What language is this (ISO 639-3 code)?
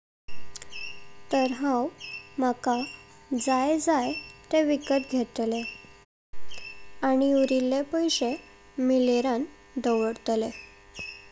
kok